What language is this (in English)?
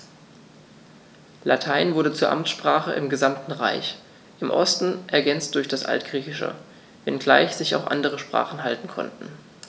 German